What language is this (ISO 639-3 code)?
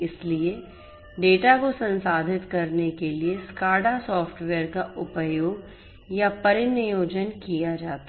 hin